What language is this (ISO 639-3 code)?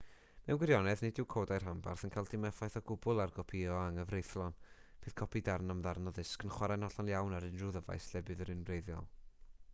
cym